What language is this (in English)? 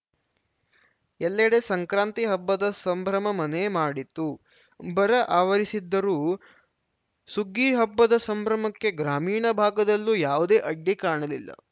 Kannada